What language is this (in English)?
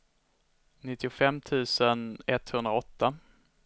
Swedish